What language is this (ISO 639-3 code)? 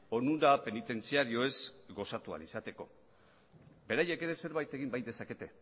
eus